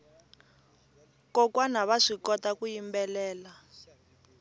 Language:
Tsonga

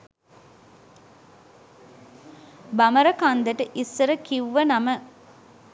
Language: Sinhala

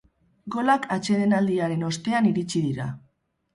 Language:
Basque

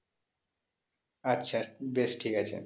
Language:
Bangla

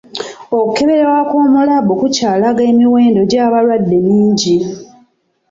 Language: Ganda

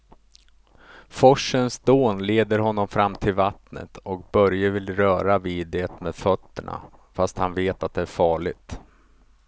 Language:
Swedish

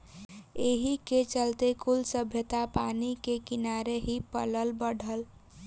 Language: Bhojpuri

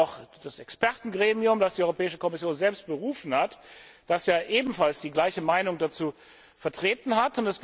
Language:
German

